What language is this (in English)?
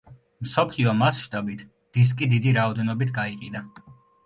Georgian